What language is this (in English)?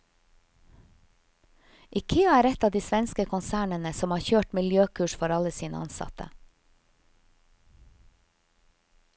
Norwegian